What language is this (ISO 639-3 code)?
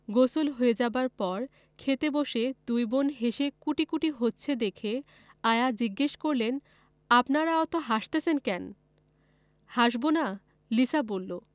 ben